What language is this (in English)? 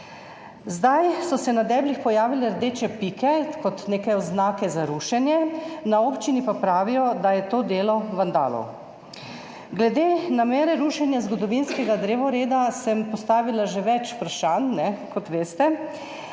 Slovenian